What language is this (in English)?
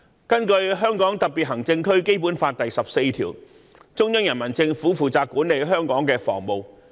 Cantonese